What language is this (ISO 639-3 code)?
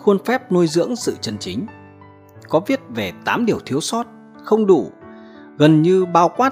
vie